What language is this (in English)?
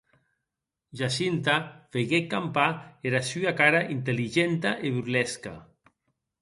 Occitan